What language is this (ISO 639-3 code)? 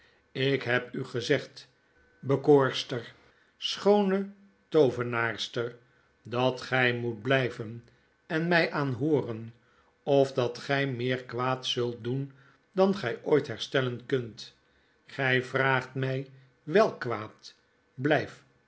nld